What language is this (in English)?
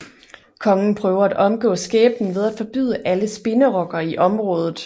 Danish